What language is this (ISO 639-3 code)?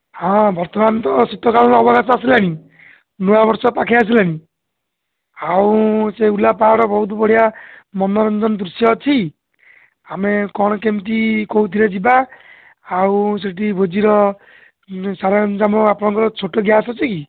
ori